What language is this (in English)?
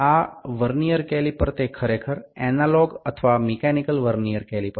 Bangla